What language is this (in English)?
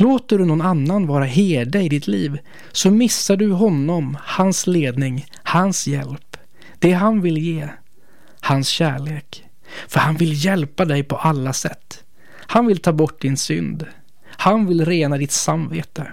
Swedish